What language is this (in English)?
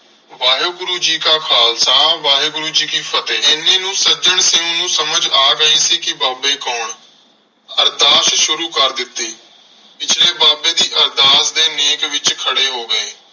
Punjabi